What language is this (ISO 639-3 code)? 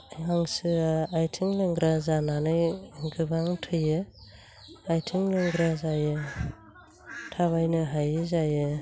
brx